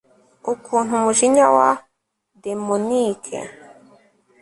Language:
Kinyarwanda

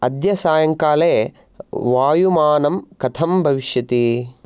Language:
Sanskrit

